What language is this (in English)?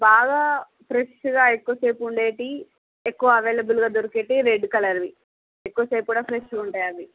Telugu